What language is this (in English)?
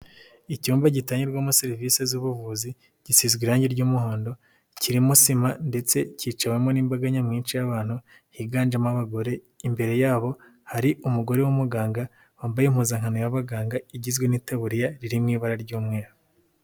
Kinyarwanda